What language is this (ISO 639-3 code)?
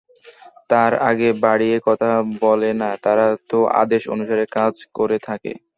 ben